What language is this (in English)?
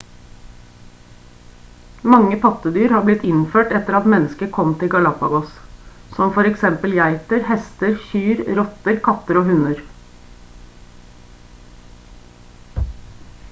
Norwegian Bokmål